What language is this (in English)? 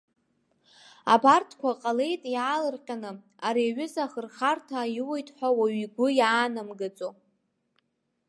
Abkhazian